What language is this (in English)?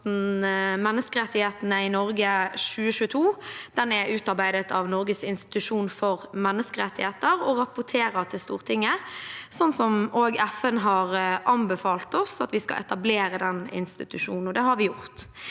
Norwegian